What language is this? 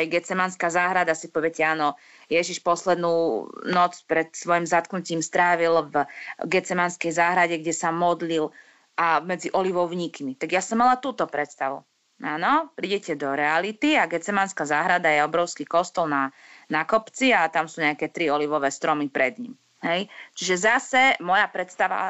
Slovak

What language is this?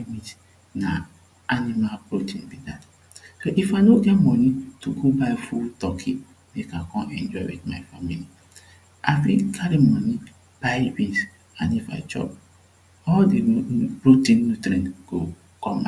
Nigerian Pidgin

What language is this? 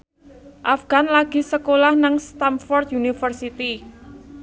Javanese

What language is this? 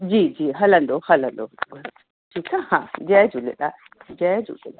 Sindhi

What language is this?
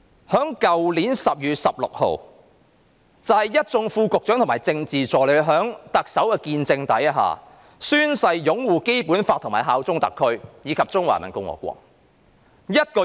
Cantonese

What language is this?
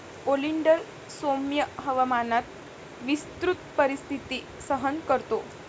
Marathi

